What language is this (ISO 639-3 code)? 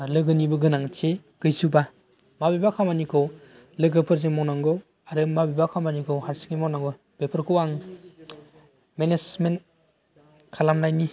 brx